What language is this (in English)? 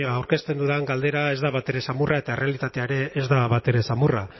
Basque